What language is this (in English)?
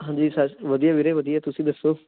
Punjabi